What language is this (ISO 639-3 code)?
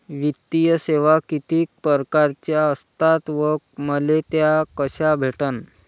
mar